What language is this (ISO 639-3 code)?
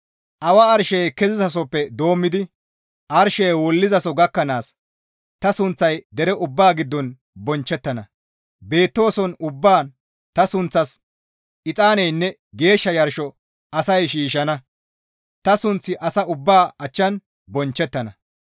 gmv